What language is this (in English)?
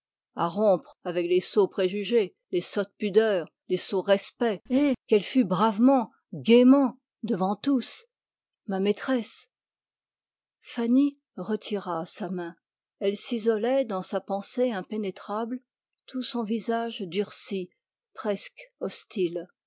French